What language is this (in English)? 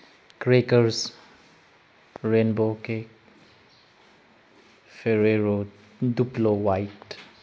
Manipuri